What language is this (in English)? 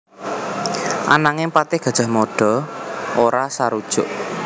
Javanese